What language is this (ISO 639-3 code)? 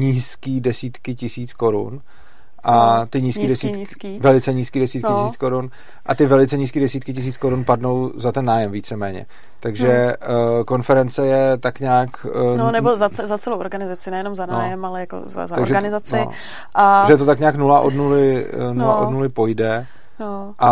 ces